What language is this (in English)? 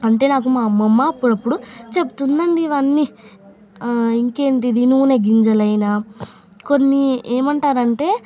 Telugu